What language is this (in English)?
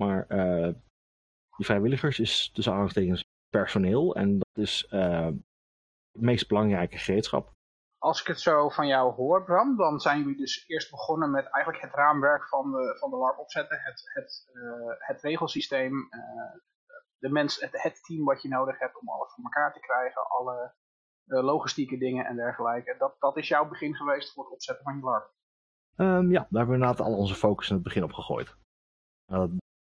Dutch